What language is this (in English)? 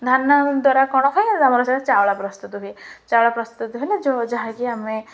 Odia